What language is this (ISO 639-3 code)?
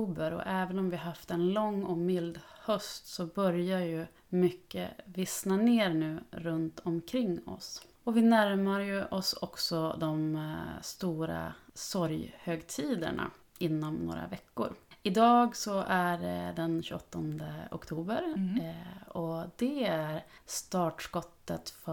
swe